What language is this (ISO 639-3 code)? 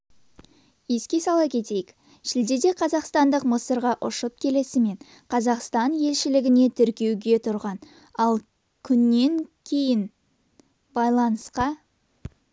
kaz